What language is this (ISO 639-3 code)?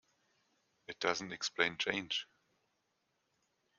deu